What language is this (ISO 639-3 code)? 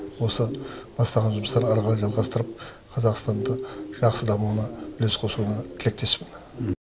kaz